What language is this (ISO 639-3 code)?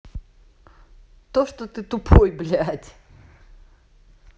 rus